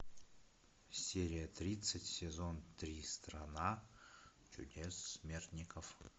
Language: Russian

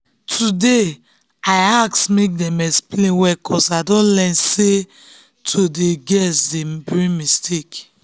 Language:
Nigerian Pidgin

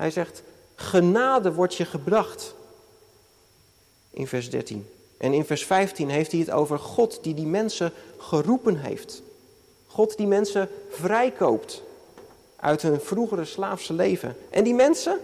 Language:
Dutch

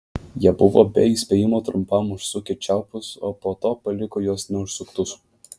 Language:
Lithuanian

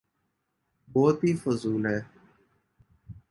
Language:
Urdu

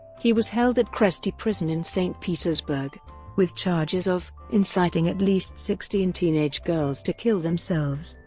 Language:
English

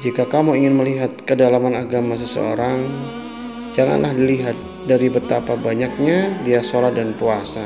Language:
Indonesian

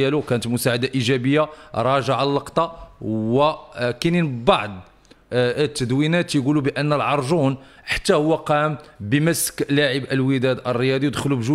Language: Arabic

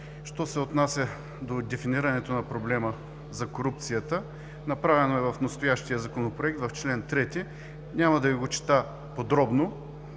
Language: Bulgarian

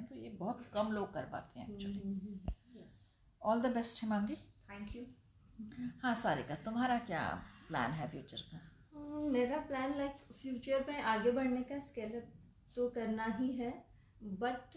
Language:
Hindi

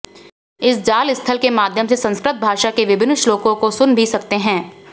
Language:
Hindi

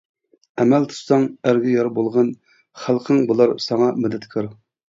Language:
Uyghur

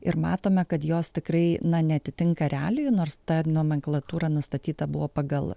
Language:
Lithuanian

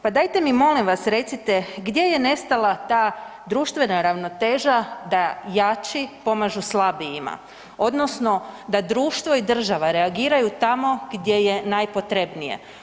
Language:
Croatian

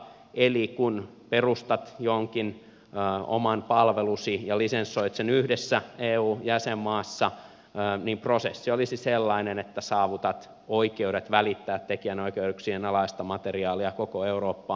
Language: Finnish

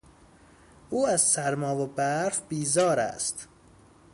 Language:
Persian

